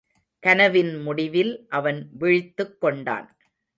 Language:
Tamil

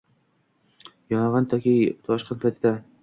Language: Uzbek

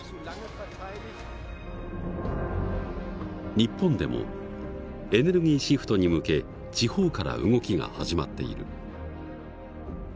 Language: Japanese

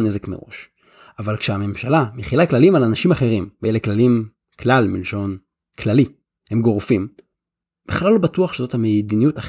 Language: Hebrew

